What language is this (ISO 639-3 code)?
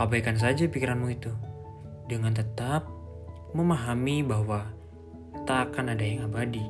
ind